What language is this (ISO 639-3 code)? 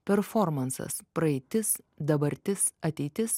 lit